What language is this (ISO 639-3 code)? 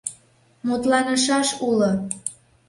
chm